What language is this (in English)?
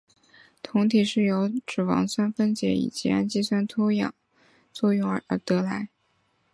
Chinese